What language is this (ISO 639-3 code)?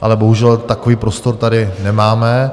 ces